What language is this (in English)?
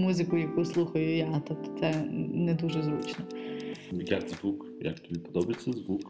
Ukrainian